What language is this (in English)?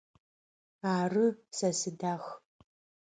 Adyghe